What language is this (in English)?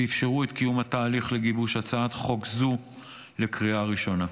Hebrew